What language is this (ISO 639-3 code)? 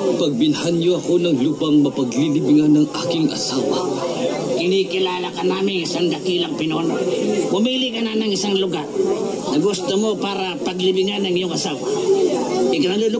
fil